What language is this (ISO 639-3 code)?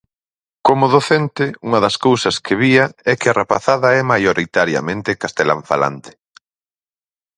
glg